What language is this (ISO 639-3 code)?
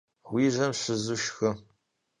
kbd